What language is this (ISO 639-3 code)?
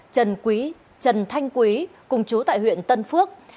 vie